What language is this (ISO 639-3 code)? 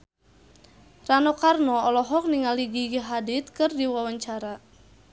sun